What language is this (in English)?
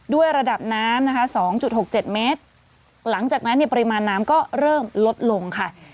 Thai